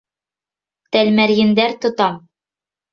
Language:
Bashkir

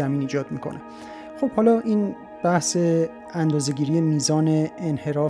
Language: Persian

